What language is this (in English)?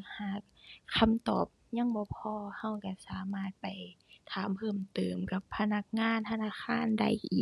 Thai